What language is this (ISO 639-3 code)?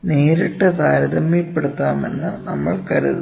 mal